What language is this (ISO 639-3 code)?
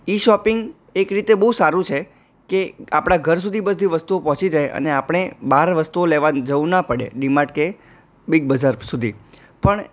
guj